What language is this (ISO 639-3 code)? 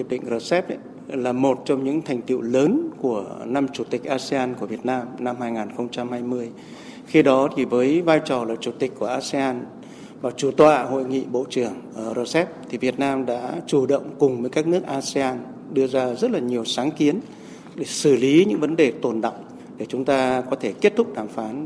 vie